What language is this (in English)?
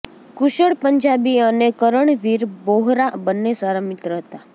Gujarati